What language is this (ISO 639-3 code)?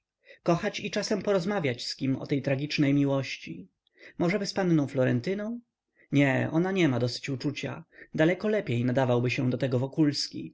pol